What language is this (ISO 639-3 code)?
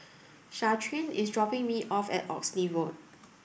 eng